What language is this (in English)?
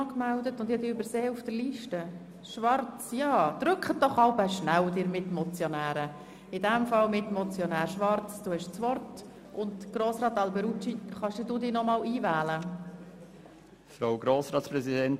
Swiss German